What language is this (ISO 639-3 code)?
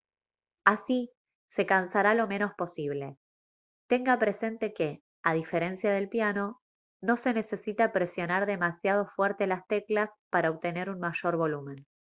spa